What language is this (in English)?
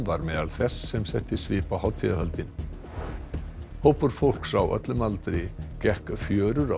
Icelandic